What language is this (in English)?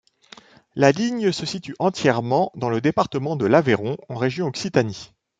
French